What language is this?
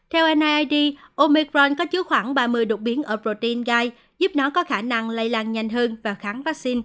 Vietnamese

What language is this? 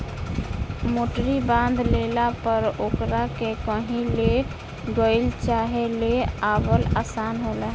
Bhojpuri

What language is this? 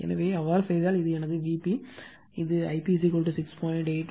Tamil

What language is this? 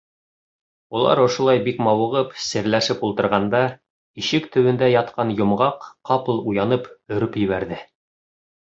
Bashkir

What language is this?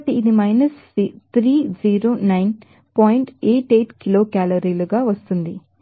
Telugu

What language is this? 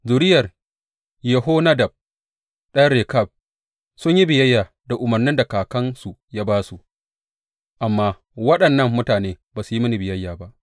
Hausa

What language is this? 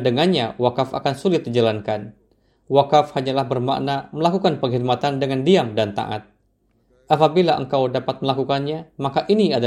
Indonesian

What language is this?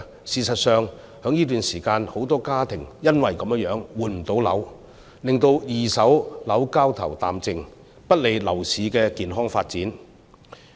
Cantonese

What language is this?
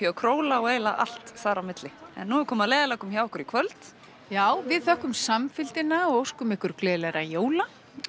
Icelandic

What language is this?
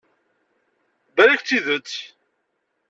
Kabyle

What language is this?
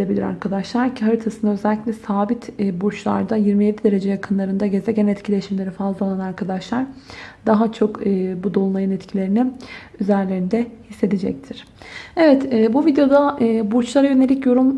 Turkish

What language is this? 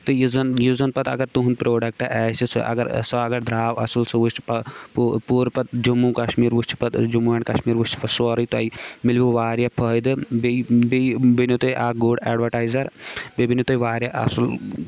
Kashmiri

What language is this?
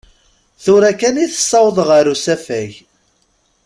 Kabyle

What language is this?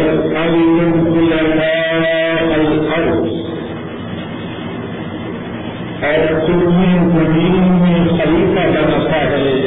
Urdu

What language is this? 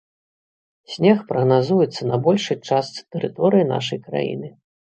Belarusian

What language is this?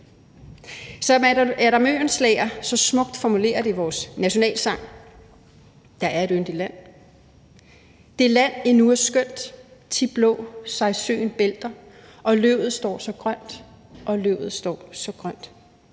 Danish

